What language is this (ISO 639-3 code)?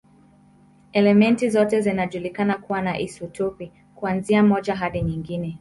swa